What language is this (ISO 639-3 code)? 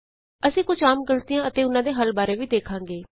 pan